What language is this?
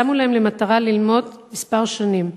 Hebrew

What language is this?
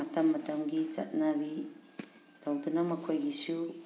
Manipuri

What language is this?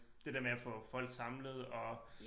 Danish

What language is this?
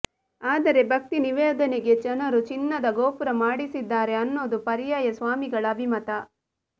Kannada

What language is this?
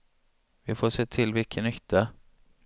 Swedish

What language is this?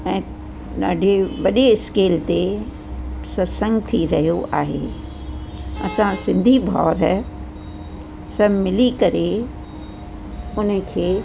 Sindhi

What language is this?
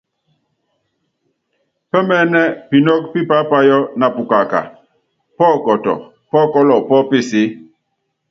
Yangben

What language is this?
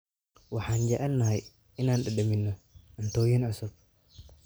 Somali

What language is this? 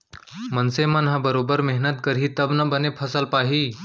Chhattisgarhi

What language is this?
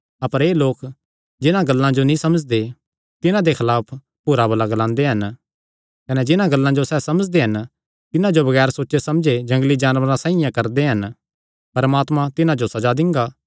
Kangri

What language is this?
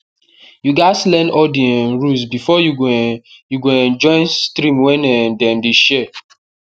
Nigerian Pidgin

